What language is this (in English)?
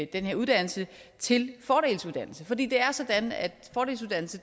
Danish